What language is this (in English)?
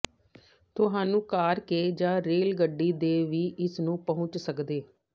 Punjabi